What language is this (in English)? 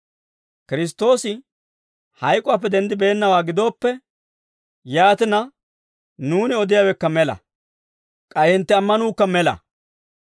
Dawro